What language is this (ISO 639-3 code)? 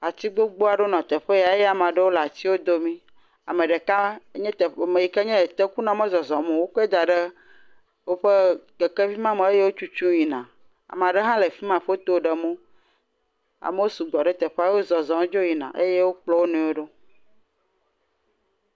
ewe